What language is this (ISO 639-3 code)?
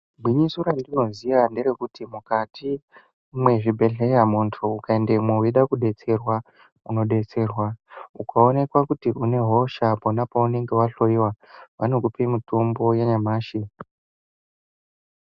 ndc